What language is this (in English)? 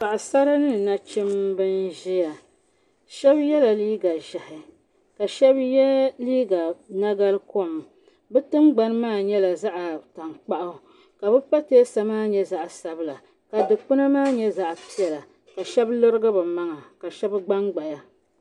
Dagbani